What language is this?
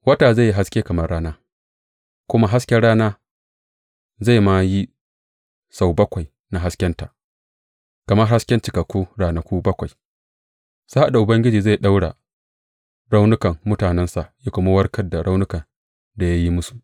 Hausa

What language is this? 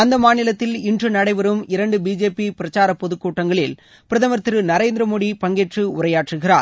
Tamil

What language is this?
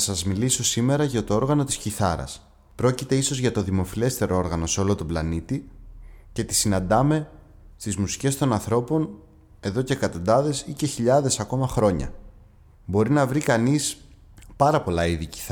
Greek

